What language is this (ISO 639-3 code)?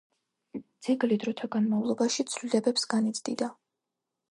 kat